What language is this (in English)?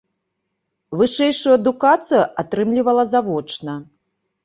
Belarusian